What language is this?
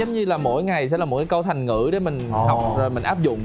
Vietnamese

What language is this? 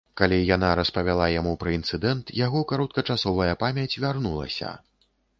Belarusian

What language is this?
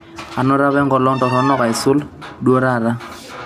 Masai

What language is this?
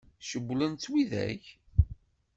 Kabyle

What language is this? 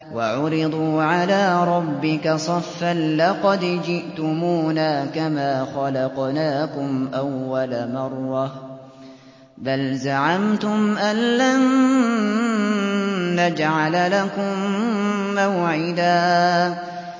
Arabic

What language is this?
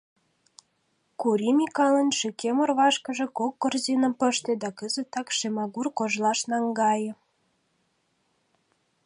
Mari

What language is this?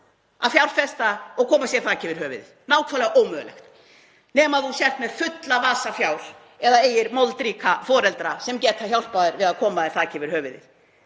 Icelandic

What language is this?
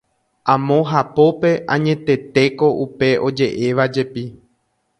Guarani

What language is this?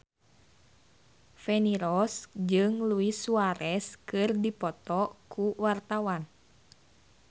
Sundanese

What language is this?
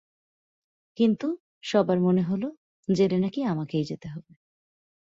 Bangla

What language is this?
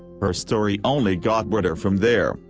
English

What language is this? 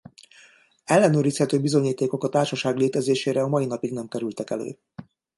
Hungarian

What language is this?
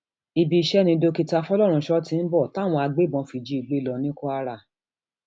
Yoruba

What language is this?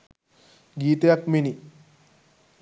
Sinhala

